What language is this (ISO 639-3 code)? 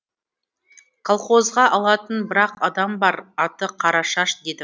kaz